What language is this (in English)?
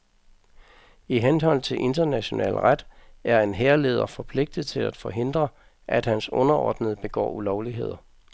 Danish